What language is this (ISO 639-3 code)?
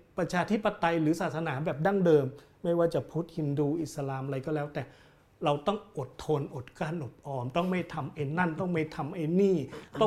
tha